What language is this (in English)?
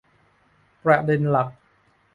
Thai